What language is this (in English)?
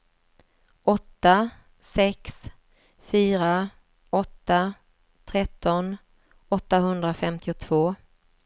Swedish